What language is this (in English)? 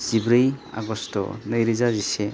Bodo